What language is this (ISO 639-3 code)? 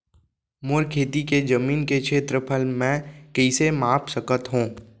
hne